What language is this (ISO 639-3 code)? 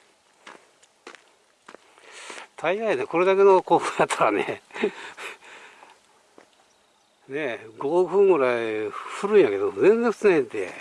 jpn